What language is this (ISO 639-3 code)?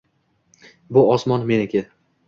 uzb